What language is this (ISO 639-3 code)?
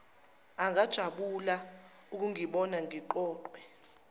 zul